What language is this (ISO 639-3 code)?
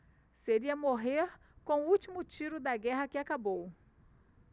por